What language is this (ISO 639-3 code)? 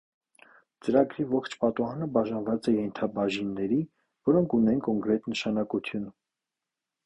hye